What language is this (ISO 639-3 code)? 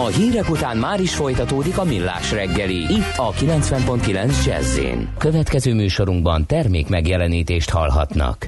hun